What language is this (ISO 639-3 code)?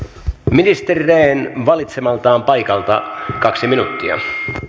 fin